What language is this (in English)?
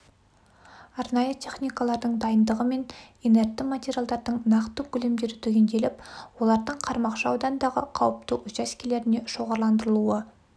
Kazakh